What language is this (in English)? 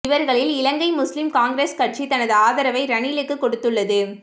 Tamil